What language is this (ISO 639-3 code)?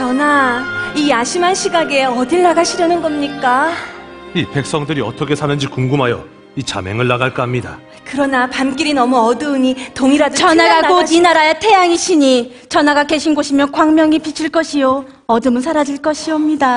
kor